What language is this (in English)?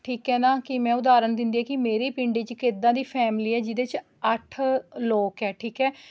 Punjabi